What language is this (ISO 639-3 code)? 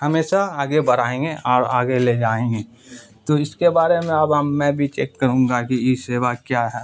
urd